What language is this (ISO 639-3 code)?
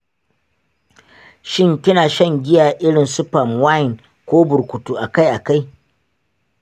hau